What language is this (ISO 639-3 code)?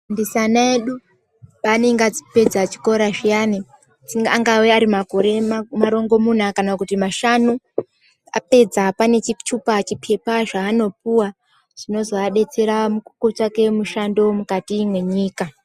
ndc